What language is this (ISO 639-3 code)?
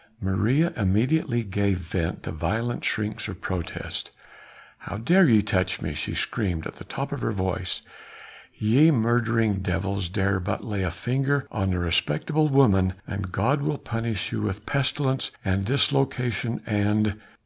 eng